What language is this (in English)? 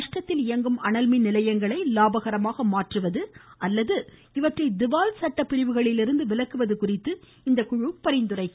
Tamil